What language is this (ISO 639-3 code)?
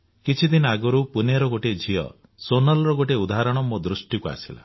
ori